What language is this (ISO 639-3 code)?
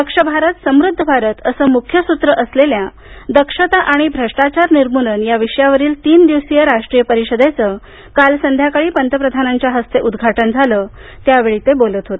mar